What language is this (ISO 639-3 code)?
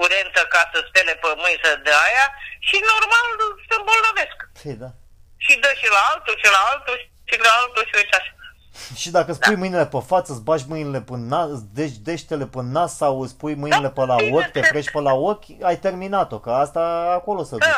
ron